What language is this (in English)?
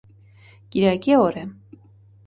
Armenian